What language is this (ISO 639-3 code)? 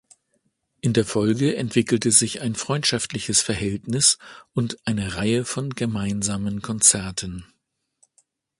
deu